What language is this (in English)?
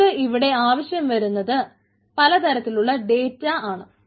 Malayalam